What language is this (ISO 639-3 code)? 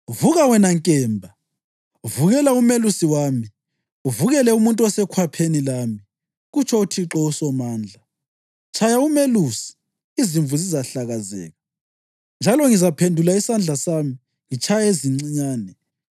nde